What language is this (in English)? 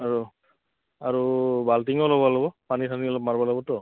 Assamese